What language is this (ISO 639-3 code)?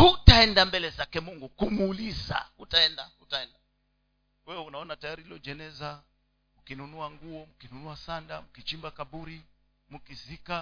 swa